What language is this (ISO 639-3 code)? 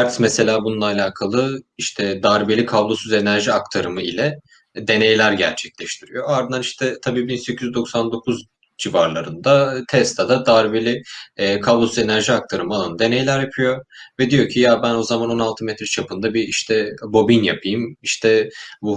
tur